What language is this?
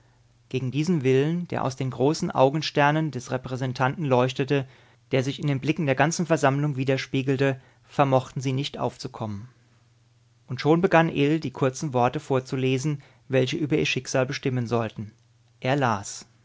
German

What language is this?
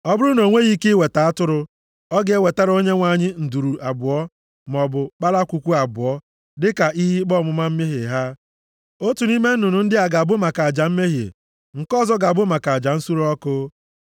Igbo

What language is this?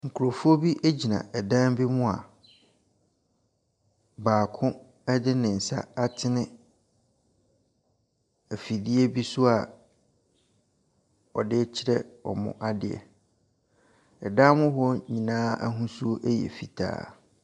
Akan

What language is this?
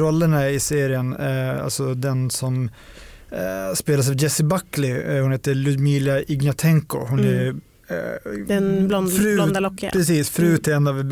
Swedish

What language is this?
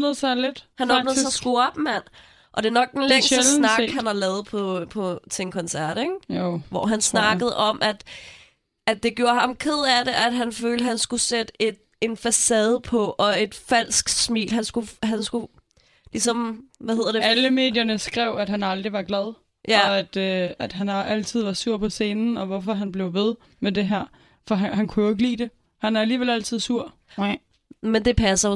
Danish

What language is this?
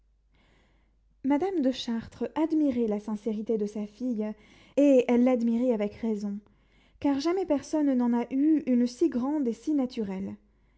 French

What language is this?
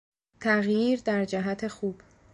Persian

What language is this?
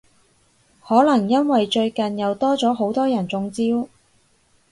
Cantonese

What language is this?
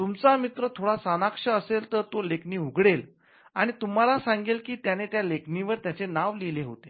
Marathi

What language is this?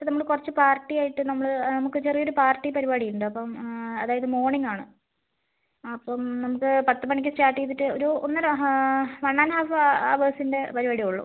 Malayalam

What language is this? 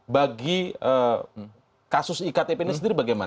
Indonesian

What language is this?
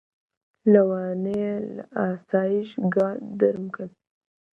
Central Kurdish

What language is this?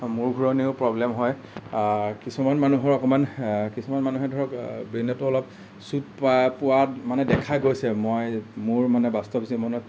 Assamese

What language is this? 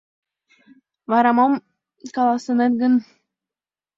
Mari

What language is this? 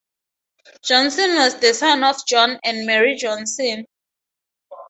English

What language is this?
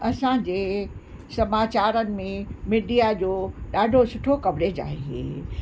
Sindhi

